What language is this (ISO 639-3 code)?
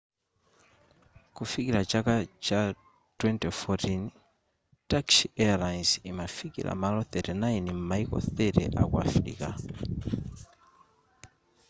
nya